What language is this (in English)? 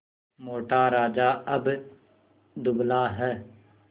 Hindi